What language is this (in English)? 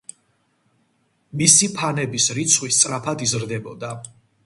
Georgian